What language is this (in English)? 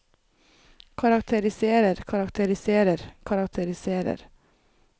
Norwegian